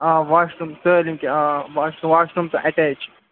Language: Kashmiri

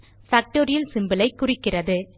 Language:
Tamil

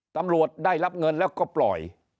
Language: Thai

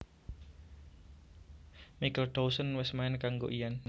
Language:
Javanese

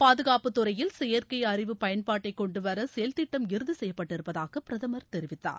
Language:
Tamil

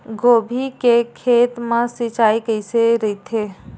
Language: Chhattisgarhi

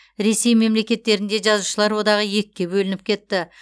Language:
Kazakh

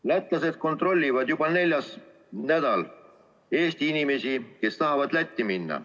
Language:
Estonian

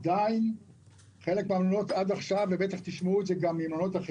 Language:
Hebrew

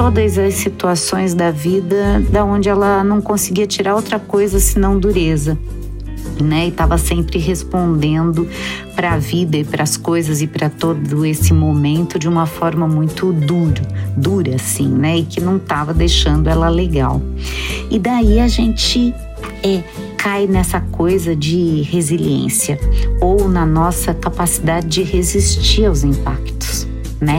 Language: Portuguese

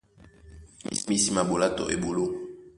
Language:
Duala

